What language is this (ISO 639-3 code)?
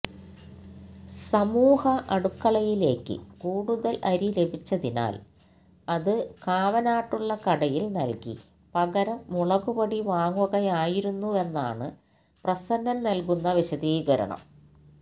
mal